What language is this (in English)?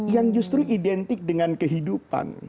Indonesian